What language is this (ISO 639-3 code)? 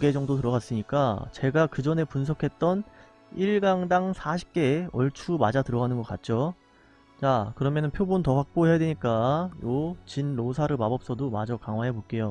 kor